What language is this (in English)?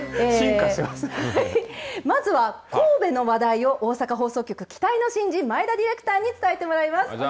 Japanese